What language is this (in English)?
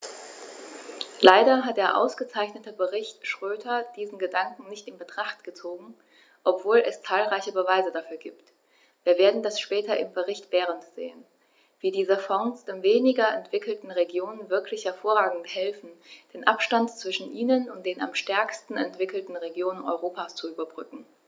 German